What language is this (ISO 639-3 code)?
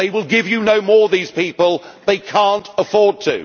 eng